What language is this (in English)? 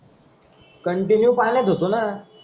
Marathi